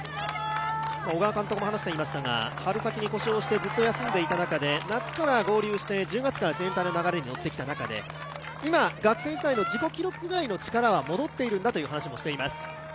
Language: Japanese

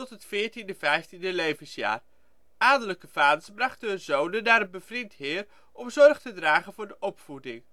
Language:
Dutch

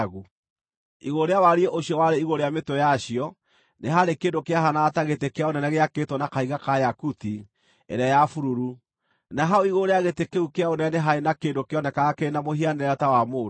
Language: Kikuyu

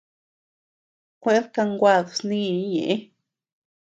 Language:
Tepeuxila Cuicatec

